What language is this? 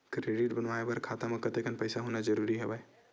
Chhattisgarhi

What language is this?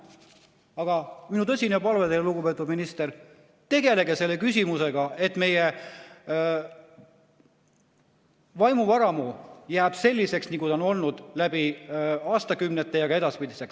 Estonian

